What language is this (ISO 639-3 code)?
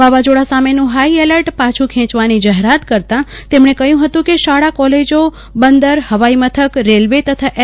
guj